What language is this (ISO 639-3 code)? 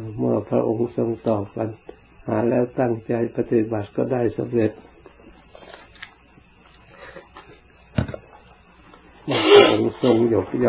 tha